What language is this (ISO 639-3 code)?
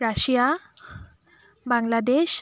asm